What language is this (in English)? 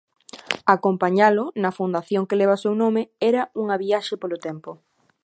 Galician